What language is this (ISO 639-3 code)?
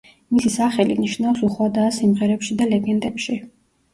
kat